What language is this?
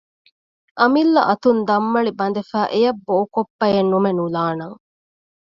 Divehi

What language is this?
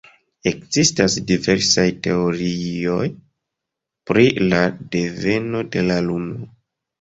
Esperanto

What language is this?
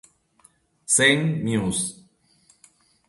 Italian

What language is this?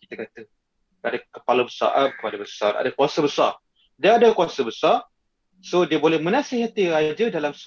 Malay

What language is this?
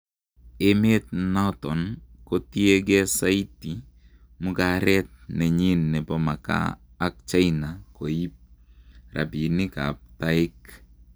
Kalenjin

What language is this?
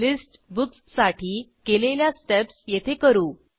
Marathi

